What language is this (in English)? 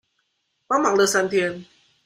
Chinese